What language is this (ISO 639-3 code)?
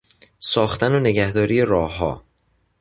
fas